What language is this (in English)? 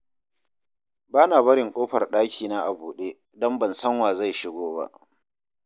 Hausa